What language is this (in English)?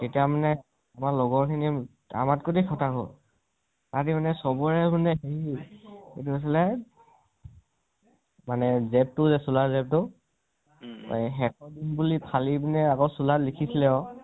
Assamese